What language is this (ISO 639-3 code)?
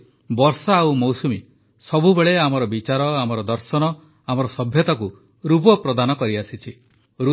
ori